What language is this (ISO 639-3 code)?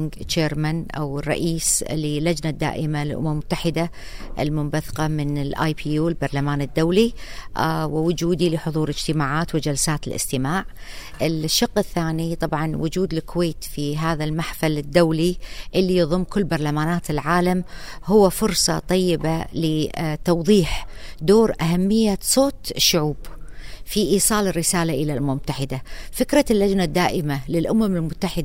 ara